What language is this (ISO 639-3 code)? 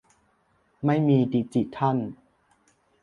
tha